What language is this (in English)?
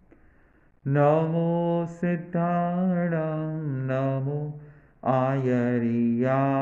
Gujarati